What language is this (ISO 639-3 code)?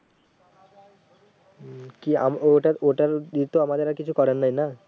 ben